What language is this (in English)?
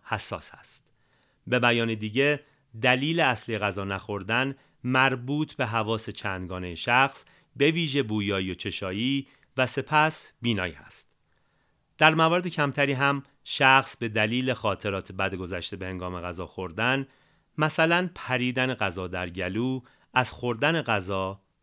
Persian